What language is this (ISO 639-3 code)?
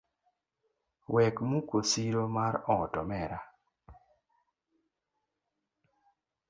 luo